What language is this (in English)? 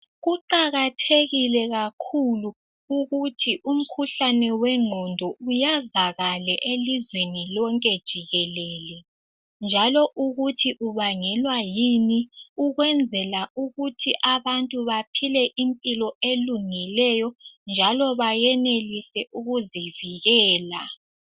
North Ndebele